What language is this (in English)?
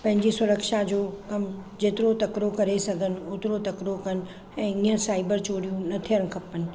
Sindhi